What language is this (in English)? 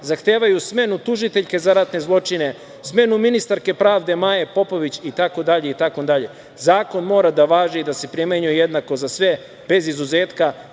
Serbian